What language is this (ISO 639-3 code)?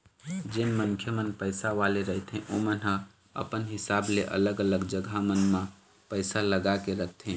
hne